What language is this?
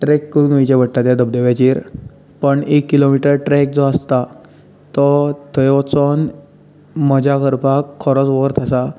Konkani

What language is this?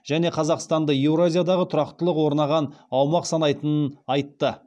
Kazakh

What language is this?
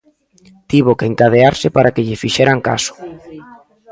Galician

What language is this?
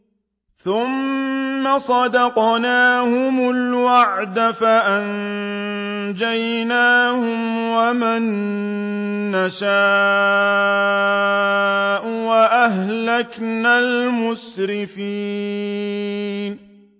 Arabic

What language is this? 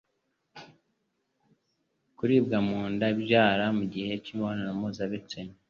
Kinyarwanda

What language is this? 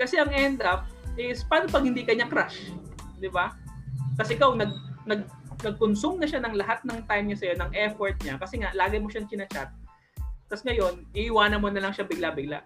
Filipino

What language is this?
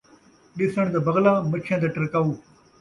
Saraiki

